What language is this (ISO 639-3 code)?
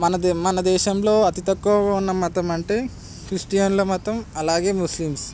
tel